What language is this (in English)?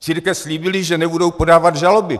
Czech